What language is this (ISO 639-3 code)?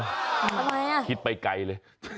tha